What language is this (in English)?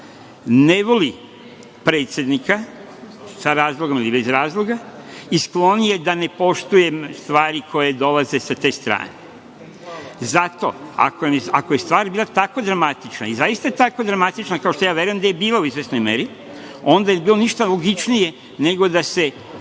Serbian